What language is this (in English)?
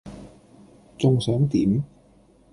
Cantonese